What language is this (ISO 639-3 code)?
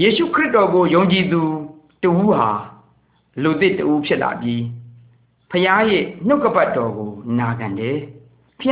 msa